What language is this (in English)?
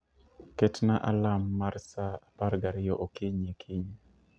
Luo (Kenya and Tanzania)